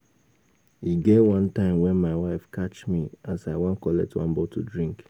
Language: Nigerian Pidgin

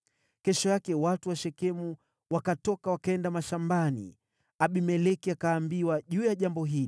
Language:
Swahili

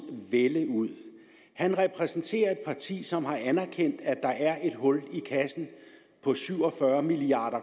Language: Danish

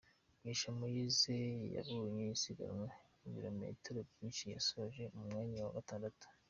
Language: Kinyarwanda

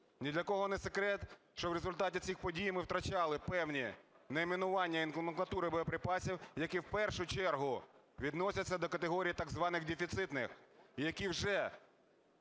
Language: Ukrainian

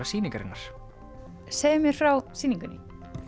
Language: Icelandic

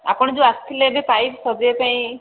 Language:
Odia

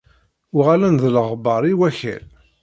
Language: Kabyle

